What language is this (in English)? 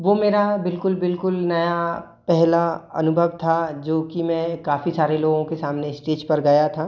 Hindi